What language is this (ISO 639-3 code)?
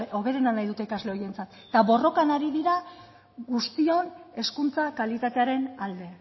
eus